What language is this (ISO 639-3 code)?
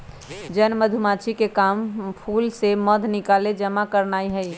mag